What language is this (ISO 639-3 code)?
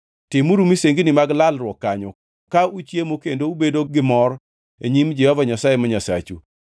luo